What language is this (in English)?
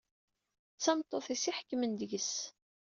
Kabyle